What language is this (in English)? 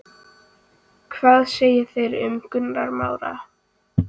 Icelandic